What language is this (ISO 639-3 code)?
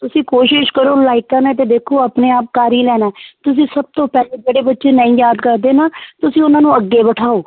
pan